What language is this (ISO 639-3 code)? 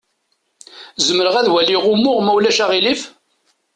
kab